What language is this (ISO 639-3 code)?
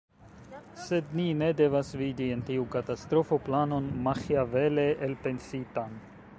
epo